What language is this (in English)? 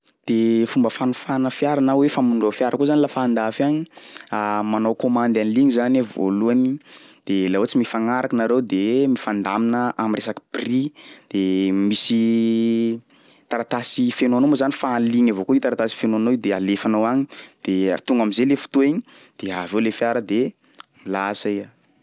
Sakalava Malagasy